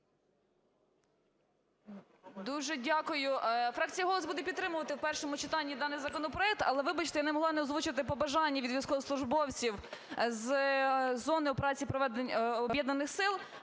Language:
Ukrainian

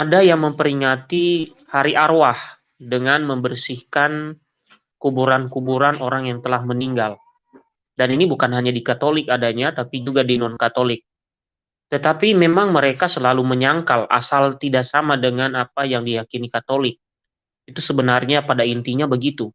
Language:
Indonesian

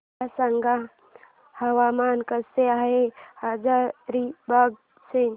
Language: Marathi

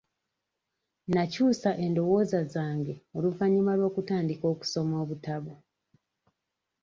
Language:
Ganda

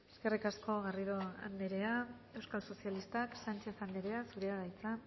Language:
Basque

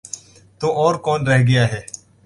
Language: Urdu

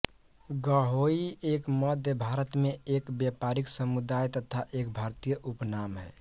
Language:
Hindi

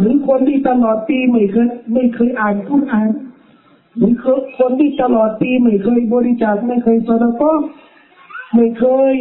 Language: Thai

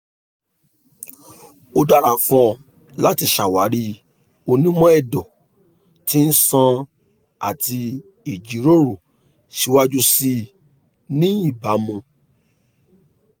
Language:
Yoruba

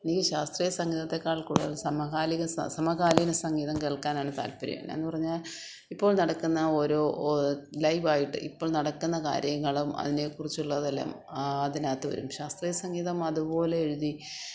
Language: Malayalam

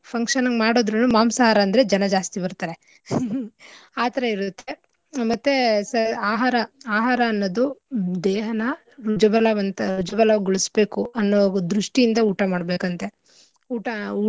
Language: Kannada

